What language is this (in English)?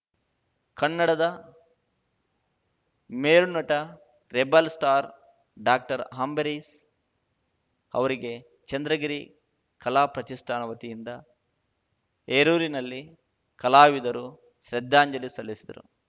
Kannada